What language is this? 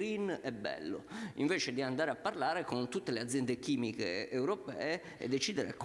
Italian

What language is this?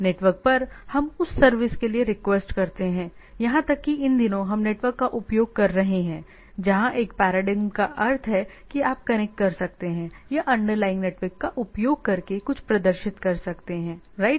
Hindi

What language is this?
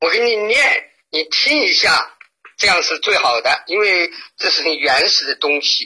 Chinese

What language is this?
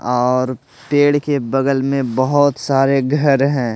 Hindi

